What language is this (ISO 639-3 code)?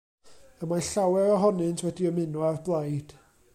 cym